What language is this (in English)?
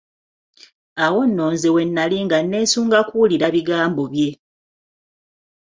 Ganda